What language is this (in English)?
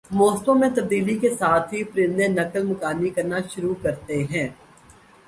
Urdu